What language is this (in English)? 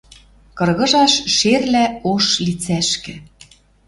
Western Mari